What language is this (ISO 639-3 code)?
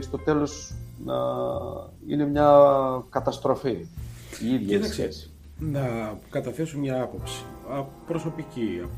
ell